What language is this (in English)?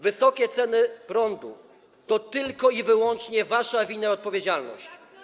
Polish